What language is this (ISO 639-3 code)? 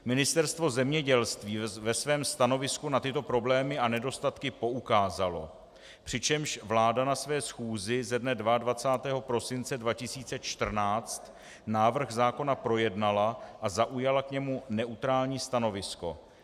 ces